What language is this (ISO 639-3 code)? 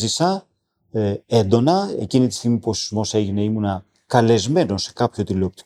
ell